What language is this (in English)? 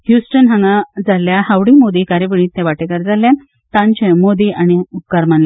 Konkani